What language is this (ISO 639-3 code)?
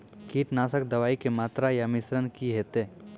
mai